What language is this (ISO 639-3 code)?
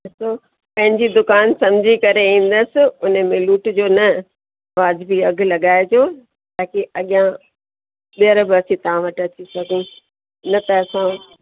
snd